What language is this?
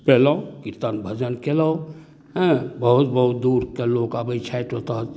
Maithili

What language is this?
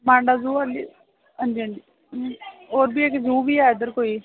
Dogri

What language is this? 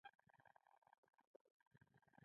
Pashto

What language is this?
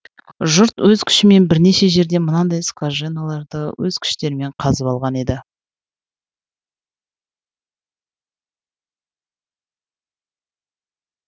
Kazakh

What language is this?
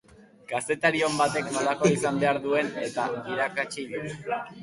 Basque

